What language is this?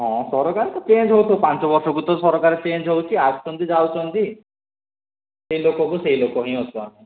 Odia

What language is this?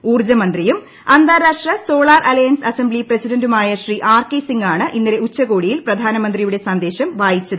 Malayalam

